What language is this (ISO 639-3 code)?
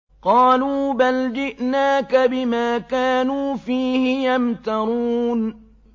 ara